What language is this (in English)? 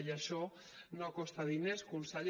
Catalan